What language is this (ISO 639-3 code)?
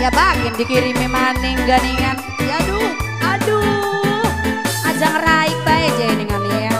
ind